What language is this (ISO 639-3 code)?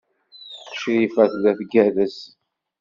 kab